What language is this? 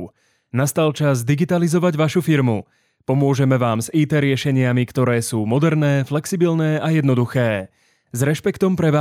Slovak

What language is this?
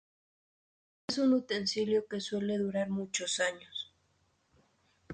Spanish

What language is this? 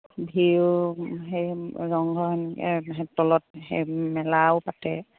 Assamese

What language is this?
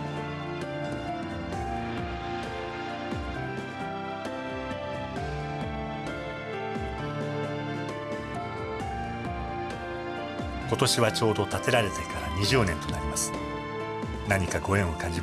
Japanese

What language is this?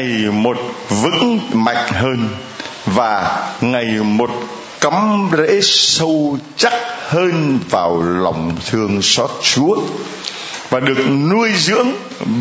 Vietnamese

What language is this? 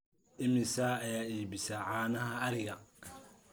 Somali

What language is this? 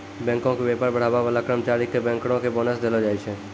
Maithili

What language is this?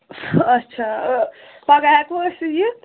Kashmiri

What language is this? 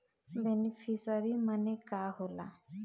Bhojpuri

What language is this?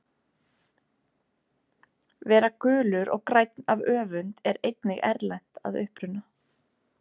Icelandic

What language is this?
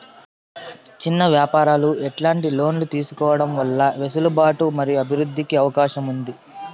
Telugu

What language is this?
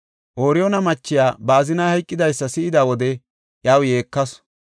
Gofa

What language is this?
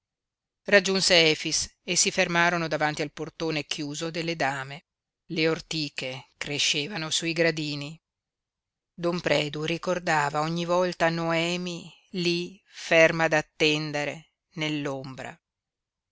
Italian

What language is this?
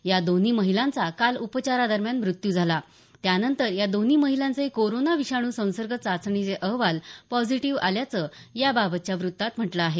Marathi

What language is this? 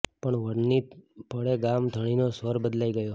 Gujarati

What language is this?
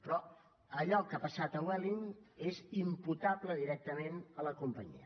Catalan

